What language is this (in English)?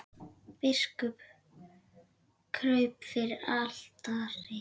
Icelandic